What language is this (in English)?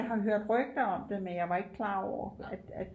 Danish